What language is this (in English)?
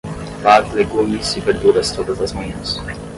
Portuguese